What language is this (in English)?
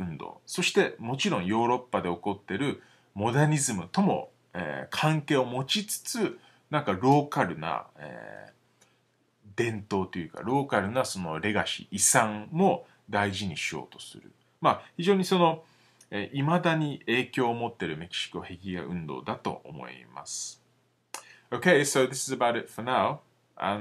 Japanese